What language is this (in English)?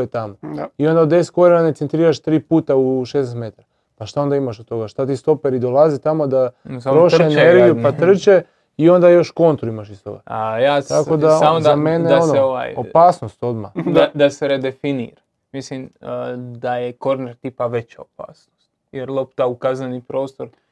Croatian